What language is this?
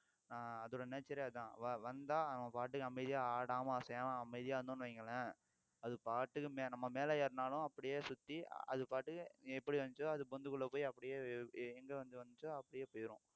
Tamil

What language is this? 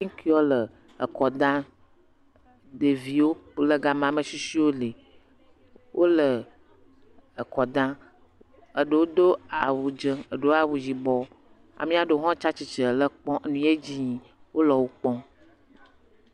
Ewe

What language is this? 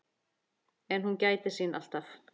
Icelandic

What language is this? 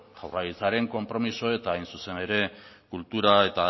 Basque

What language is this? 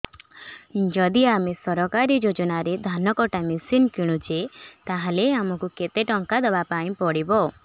Odia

